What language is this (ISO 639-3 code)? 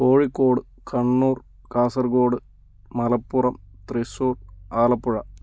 mal